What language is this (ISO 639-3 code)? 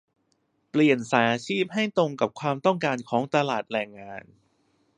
tha